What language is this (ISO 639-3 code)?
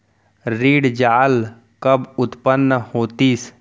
hne